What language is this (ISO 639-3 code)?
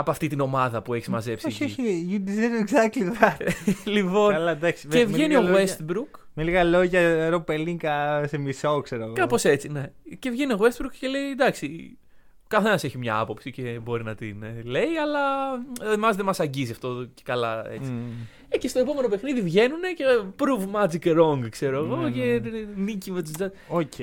ell